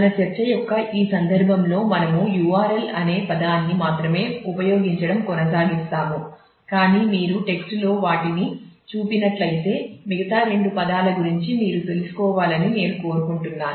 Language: Telugu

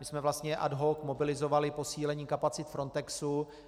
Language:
Czech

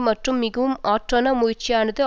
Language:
Tamil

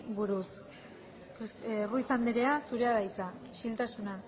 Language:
Basque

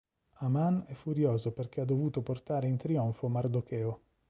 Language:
Italian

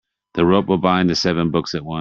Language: English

